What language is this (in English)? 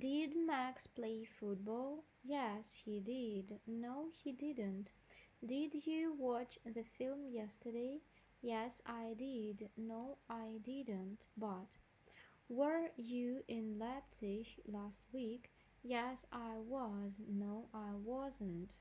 English